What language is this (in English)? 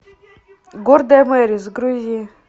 Russian